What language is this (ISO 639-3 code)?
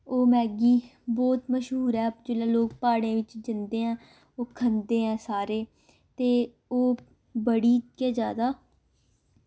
doi